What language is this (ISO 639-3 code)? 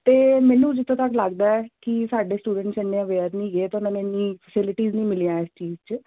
pan